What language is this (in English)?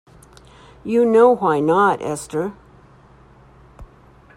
English